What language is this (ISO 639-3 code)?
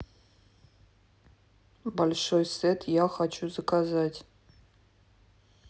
rus